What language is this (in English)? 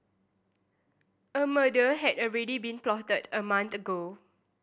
English